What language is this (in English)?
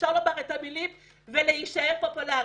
Hebrew